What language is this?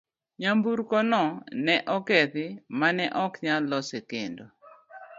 Luo (Kenya and Tanzania)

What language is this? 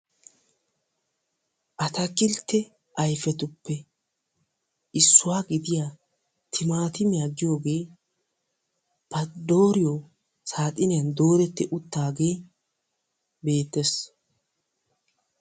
Wolaytta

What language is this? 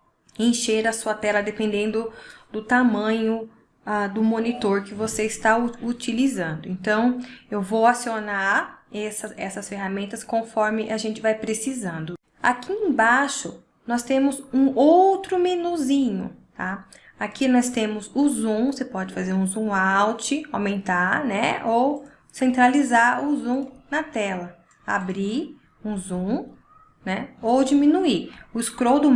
Portuguese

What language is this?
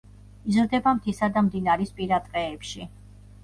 Georgian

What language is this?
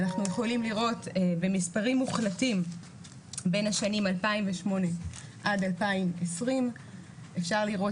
Hebrew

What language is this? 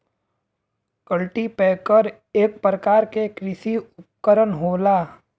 Bhojpuri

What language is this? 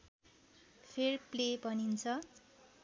Nepali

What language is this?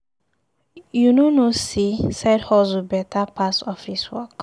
Nigerian Pidgin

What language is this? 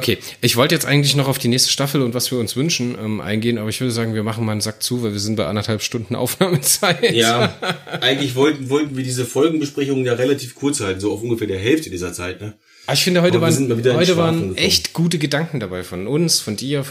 German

